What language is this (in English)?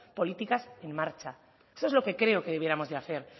Spanish